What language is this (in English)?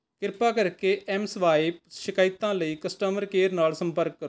Punjabi